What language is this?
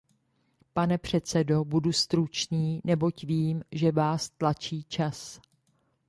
Czech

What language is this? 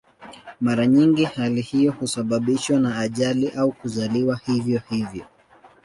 Swahili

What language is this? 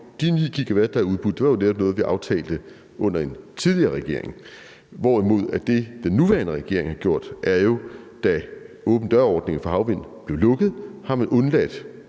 Danish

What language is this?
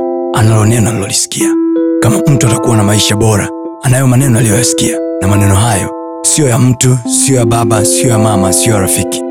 Swahili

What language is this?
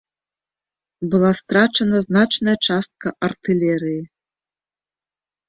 Belarusian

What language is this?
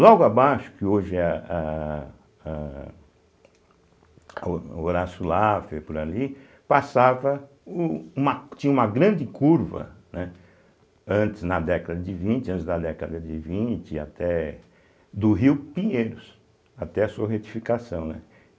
Portuguese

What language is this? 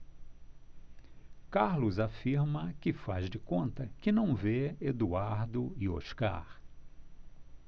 Portuguese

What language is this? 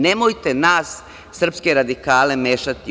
Serbian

